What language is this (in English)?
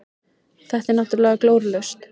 Icelandic